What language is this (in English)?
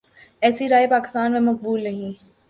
Urdu